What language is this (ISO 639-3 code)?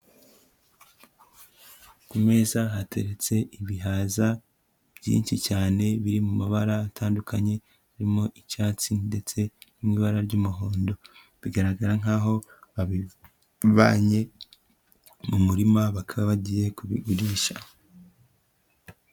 kin